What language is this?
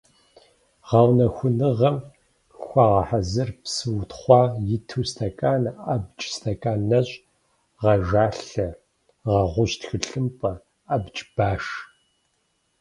Kabardian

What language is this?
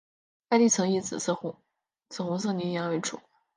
Chinese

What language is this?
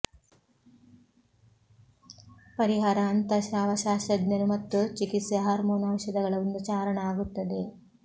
Kannada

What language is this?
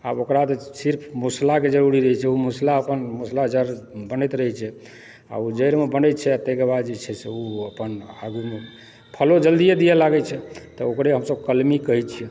Maithili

